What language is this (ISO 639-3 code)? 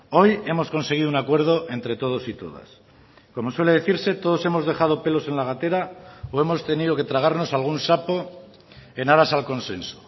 spa